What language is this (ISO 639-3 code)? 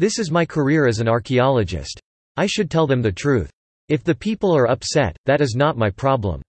eng